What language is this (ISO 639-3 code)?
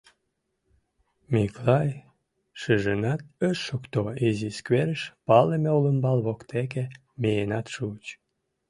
chm